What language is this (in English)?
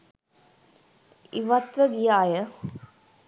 Sinhala